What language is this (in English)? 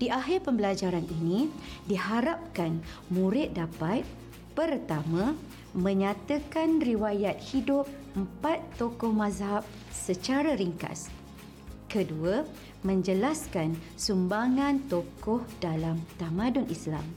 Malay